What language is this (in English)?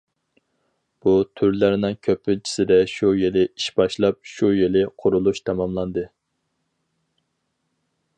Uyghur